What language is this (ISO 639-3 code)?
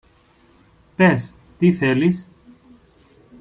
ell